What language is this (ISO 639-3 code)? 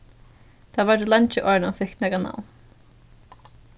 fao